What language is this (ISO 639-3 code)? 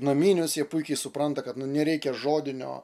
lit